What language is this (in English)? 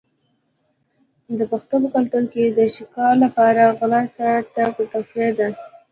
Pashto